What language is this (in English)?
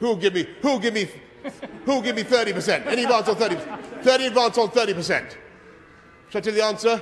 English